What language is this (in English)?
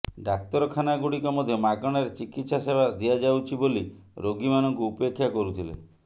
Odia